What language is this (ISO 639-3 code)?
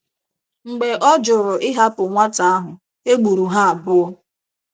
ibo